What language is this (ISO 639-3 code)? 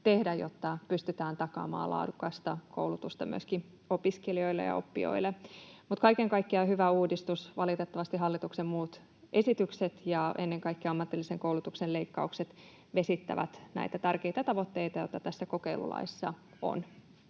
fin